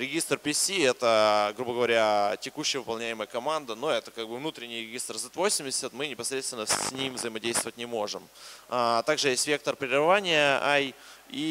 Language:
Russian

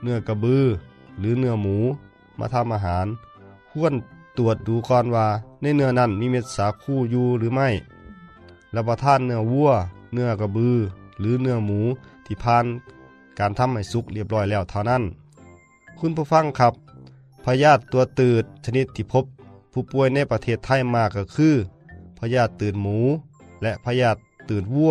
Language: Thai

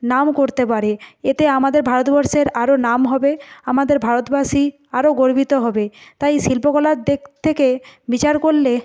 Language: Bangla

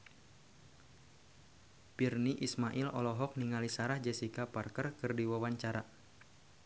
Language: Sundanese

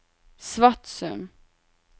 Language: Norwegian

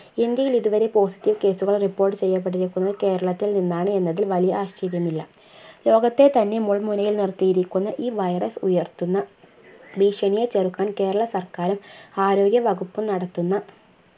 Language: Malayalam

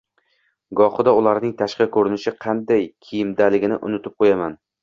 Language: Uzbek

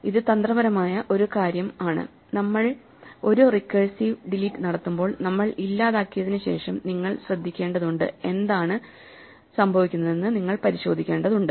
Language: Malayalam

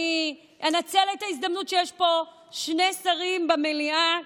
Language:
Hebrew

